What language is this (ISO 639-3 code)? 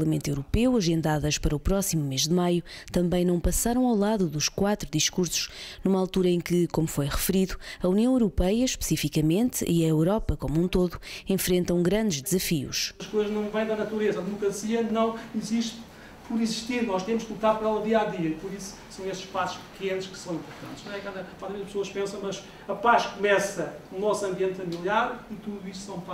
por